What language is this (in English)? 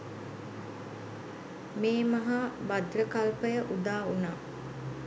Sinhala